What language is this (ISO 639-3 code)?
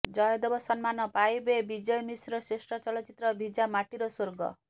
ori